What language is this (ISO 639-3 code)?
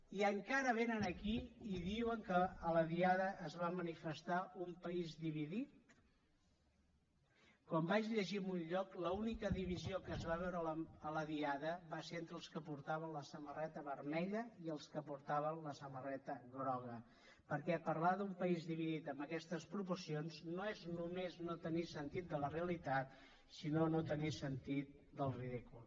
cat